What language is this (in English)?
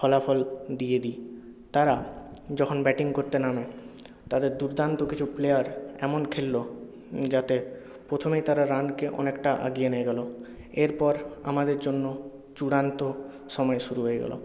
Bangla